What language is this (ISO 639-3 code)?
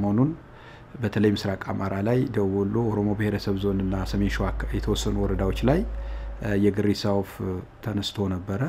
ara